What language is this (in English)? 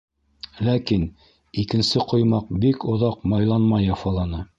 Bashkir